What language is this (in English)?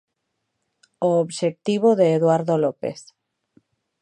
Galician